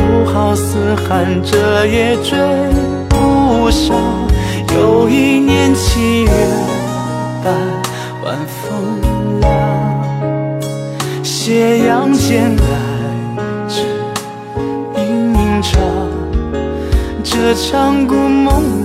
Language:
Chinese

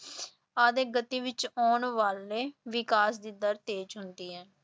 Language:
Punjabi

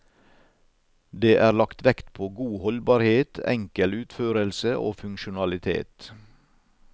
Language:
Norwegian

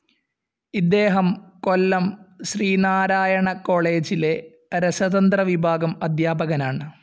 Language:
Malayalam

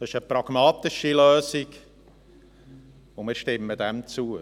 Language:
Swiss German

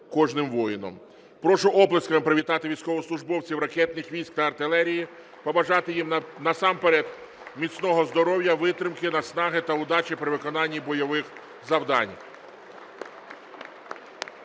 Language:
Ukrainian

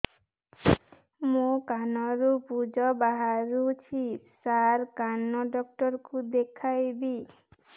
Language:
Odia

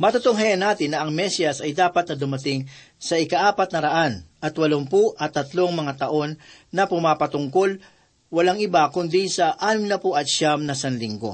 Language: Filipino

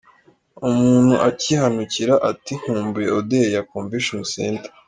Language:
Kinyarwanda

